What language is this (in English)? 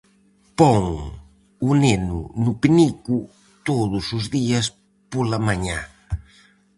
Galician